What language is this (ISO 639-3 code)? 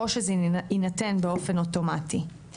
heb